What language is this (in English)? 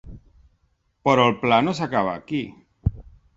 Catalan